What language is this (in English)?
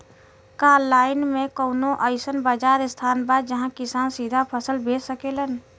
Bhojpuri